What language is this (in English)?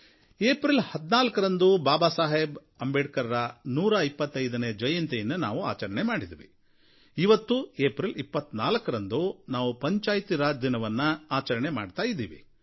Kannada